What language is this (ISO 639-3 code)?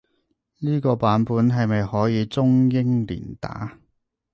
yue